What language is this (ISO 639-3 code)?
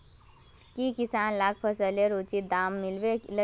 mag